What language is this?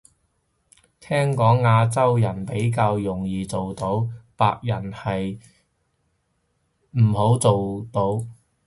Cantonese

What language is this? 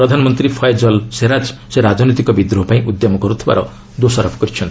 Odia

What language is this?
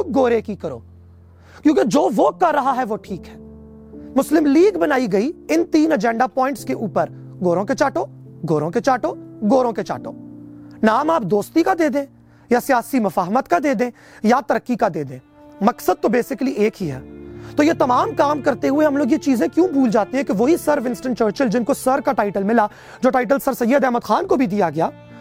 Urdu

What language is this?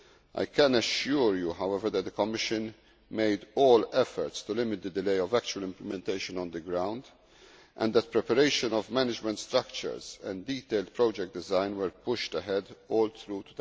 English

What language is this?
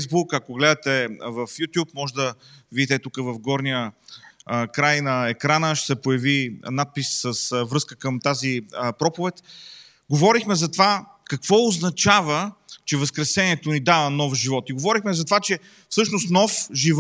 Bulgarian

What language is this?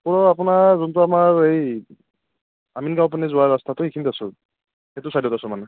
Assamese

